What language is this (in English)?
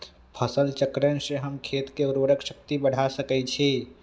Magahi